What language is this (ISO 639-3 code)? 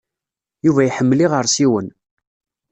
kab